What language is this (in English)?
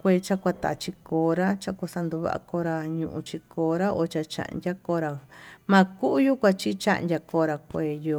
Tututepec Mixtec